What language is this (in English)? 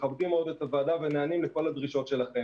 Hebrew